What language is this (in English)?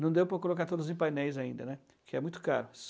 Portuguese